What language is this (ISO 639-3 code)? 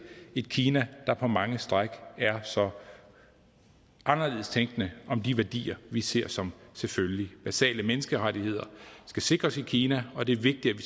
dan